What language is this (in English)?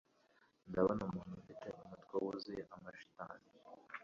Kinyarwanda